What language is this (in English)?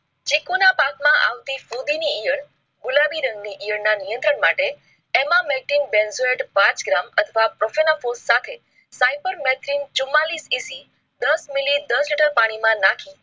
Gujarati